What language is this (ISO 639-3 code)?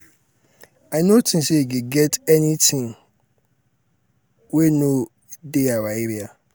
pcm